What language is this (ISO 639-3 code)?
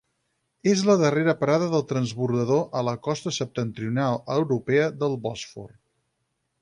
cat